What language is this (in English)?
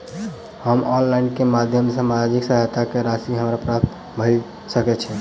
Maithili